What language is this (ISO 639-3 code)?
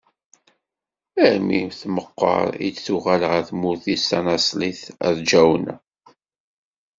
kab